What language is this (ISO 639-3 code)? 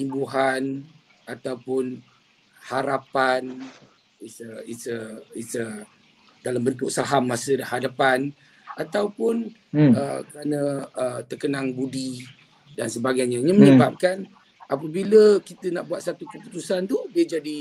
msa